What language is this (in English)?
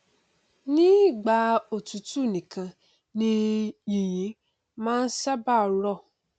Yoruba